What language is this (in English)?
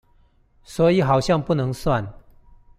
Chinese